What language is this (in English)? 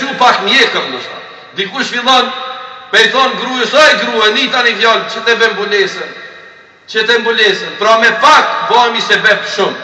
Romanian